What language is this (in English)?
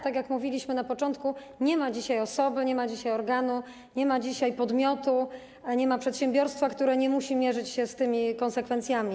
Polish